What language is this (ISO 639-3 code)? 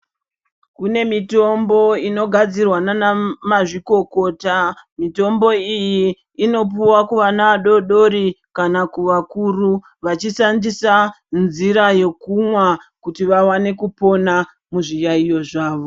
ndc